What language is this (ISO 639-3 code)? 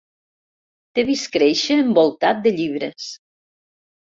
cat